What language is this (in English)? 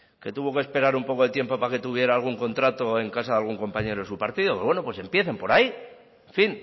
Spanish